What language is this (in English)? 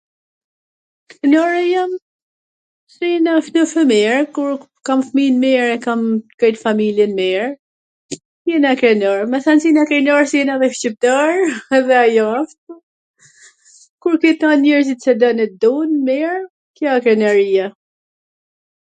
Gheg Albanian